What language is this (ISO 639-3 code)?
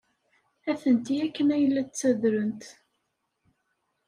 kab